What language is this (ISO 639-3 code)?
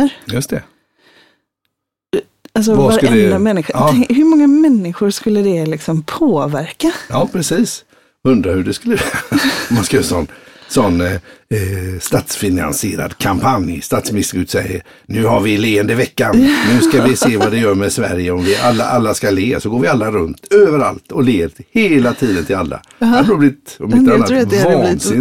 swe